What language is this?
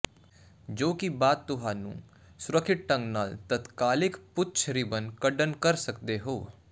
Punjabi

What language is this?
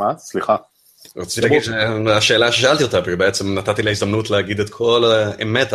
Hebrew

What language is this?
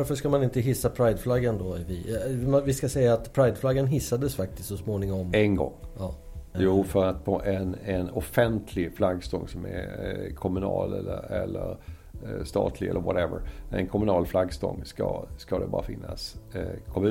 Swedish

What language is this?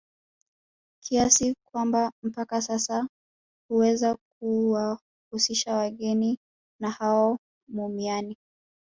Swahili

